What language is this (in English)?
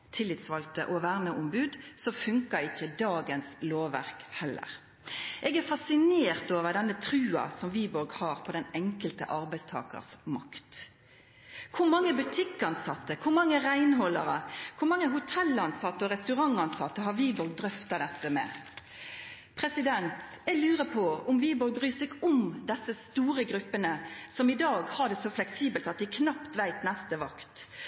Norwegian Nynorsk